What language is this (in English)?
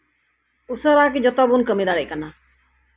Santali